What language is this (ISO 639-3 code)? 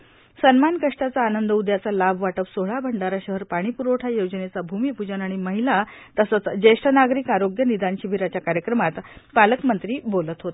mar